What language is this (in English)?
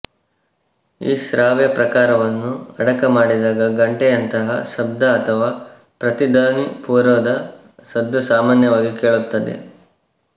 Kannada